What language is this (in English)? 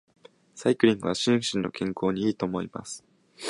Japanese